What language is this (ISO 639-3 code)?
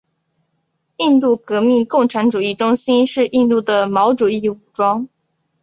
zho